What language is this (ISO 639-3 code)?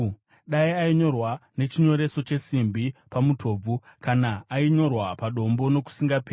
sna